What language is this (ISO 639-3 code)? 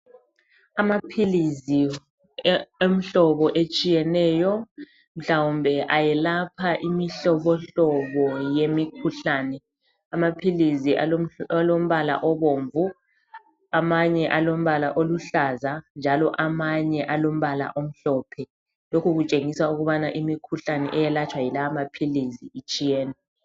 nde